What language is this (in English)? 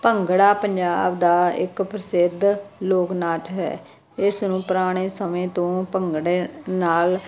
Punjabi